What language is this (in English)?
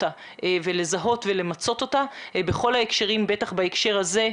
Hebrew